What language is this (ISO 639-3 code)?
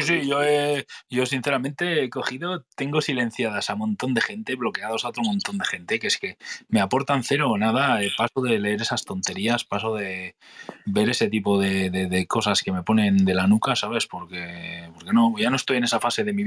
spa